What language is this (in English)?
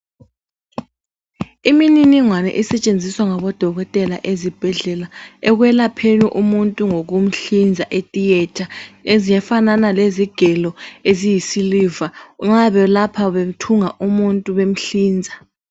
North Ndebele